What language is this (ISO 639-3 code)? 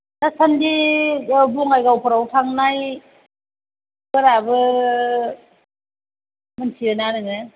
brx